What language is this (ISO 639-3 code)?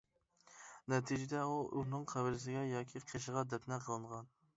uig